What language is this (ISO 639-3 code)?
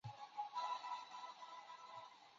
zho